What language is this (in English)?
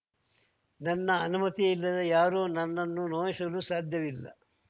Kannada